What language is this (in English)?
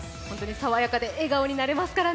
Japanese